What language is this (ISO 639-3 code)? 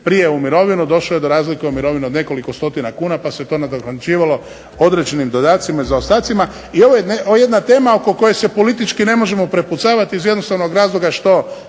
hrv